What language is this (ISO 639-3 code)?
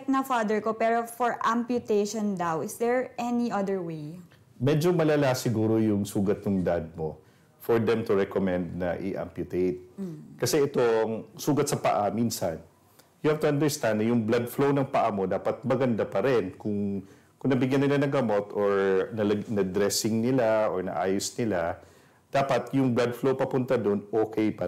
fil